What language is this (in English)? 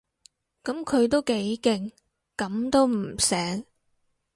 Cantonese